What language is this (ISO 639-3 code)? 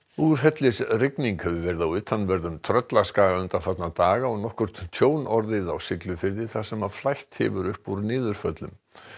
isl